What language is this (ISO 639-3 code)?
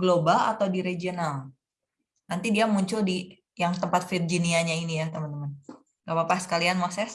ind